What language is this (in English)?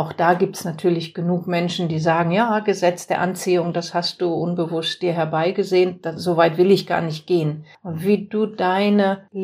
German